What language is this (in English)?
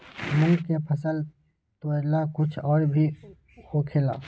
Magahi